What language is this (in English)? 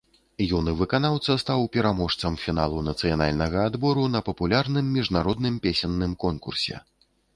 Belarusian